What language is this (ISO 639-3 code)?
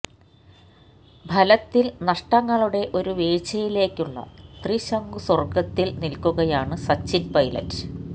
mal